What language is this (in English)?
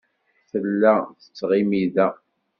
Kabyle